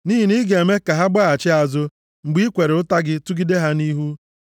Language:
Igbo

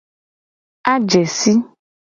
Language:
Gen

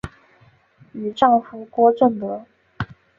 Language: Chinese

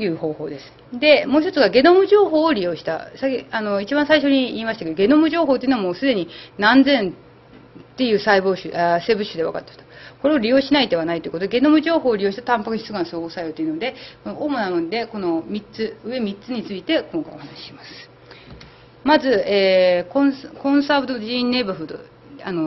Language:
Japanese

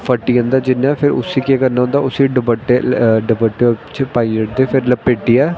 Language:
Dogri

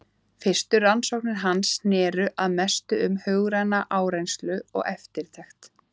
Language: Icelandic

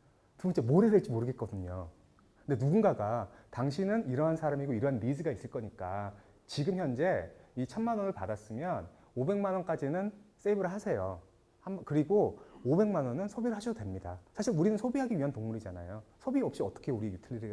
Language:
Korean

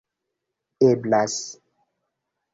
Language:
Esperanto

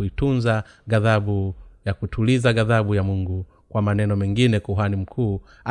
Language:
Swahili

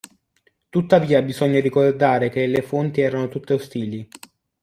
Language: Italian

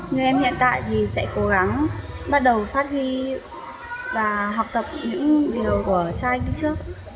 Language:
Vietnamese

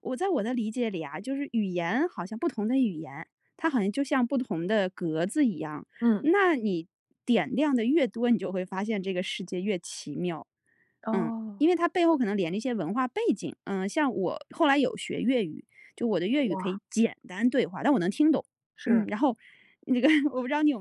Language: Chinese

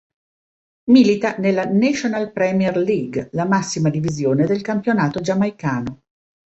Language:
Italian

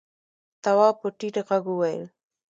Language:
Pashto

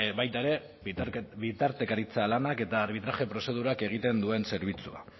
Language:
Basque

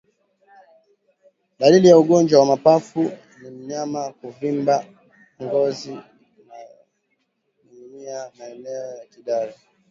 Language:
Swahili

